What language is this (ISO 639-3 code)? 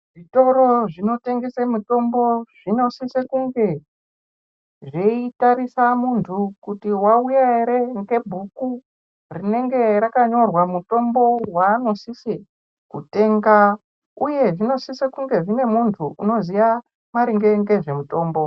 ndc